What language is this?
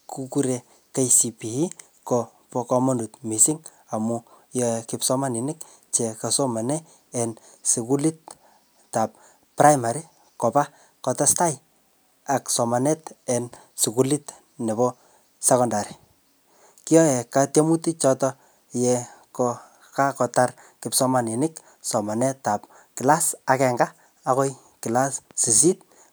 Kalenjin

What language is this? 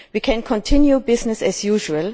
English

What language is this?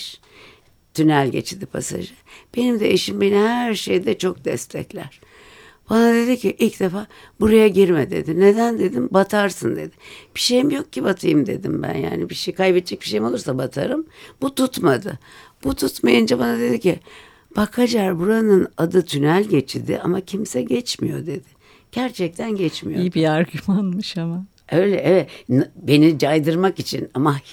Turkish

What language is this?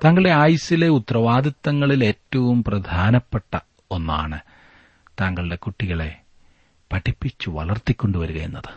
Malayalam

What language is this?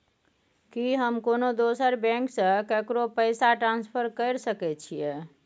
Maithili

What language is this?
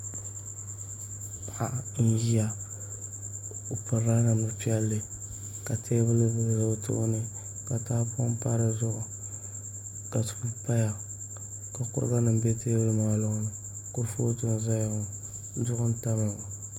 Dagbani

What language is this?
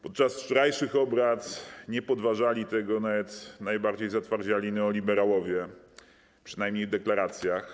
Polish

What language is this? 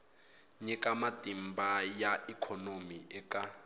Tsonga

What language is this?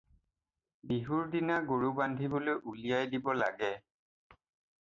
Assamese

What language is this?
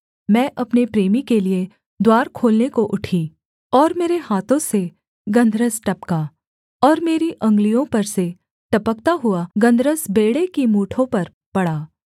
Hindi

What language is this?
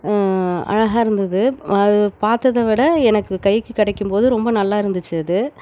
Tamil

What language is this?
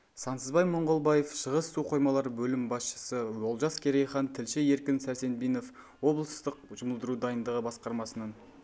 Kazakh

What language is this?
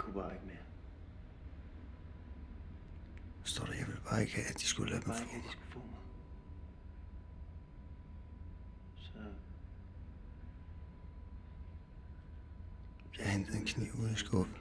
Danish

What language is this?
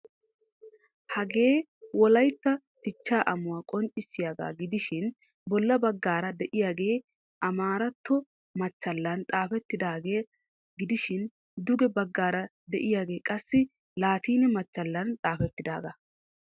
Wolaytta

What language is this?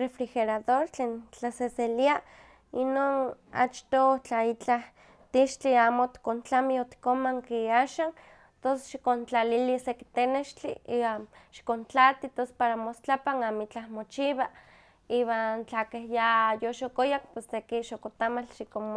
Huaxcaleca Nahuatl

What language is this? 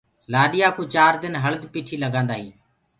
Gurgula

